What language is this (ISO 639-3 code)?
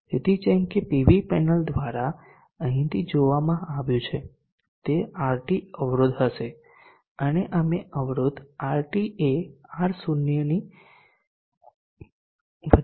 guj